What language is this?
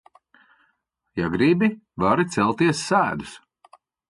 Latvian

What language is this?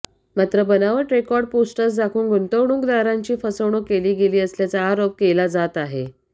Marathi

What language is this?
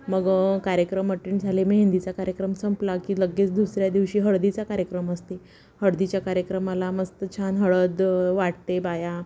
Marathi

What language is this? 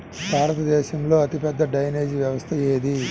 Telugu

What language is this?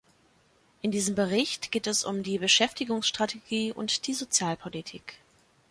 German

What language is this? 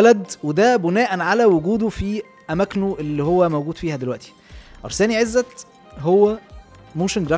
Arabic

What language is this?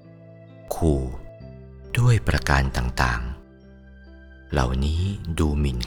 Thai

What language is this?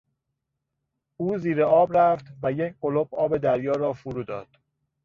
Persian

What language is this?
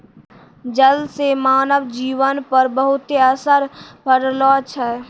Maithili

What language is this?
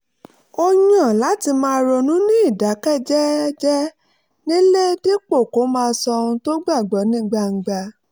Yoruba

